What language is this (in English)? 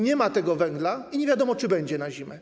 Polish